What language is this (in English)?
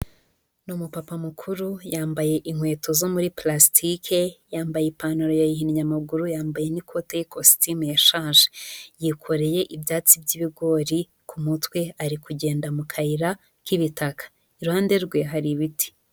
Kinyarwanda